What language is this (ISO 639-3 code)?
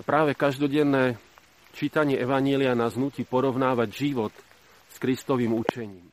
slk